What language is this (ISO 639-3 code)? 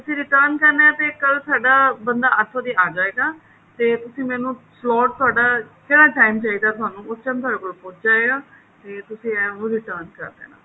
pan